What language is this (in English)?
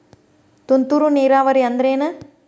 Kannada